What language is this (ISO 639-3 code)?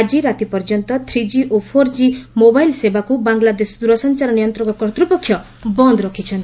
ori